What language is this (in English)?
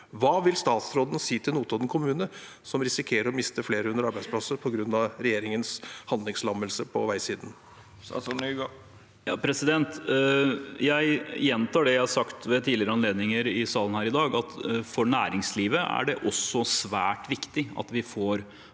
Norwegian